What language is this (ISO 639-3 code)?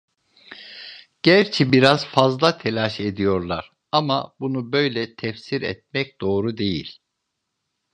tur